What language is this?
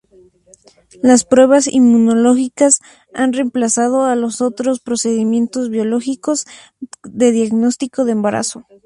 Spanish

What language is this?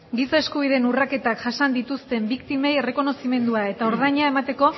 Basque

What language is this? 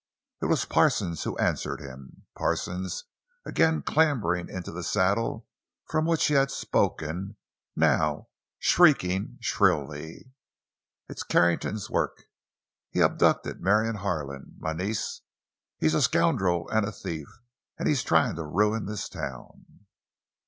English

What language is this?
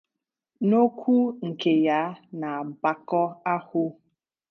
Igbo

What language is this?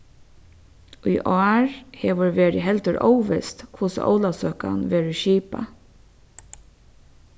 Faroese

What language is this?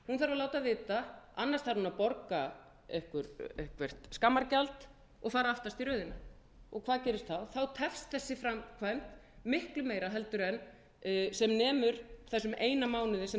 Icelandic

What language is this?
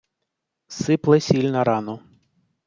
Ukrainian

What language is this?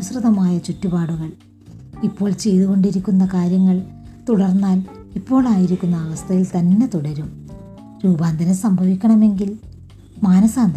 Malayalam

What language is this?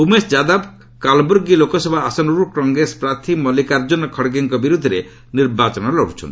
Odia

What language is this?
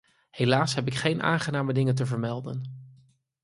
Dutch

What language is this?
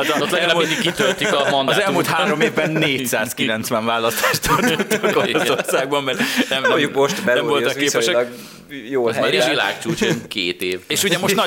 Hungarian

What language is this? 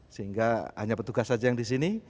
Indonesian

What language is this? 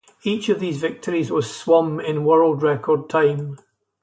English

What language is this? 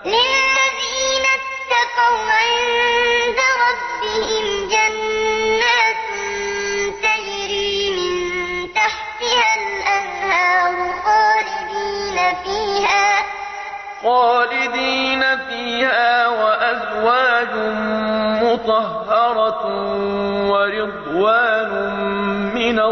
Arabic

